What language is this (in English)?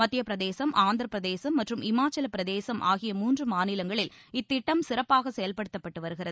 Tamil